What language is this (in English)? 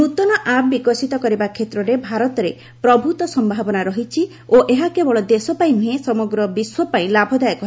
Odia